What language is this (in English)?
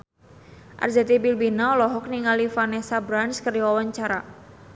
Sundanese